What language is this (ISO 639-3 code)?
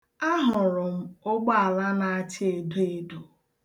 ibo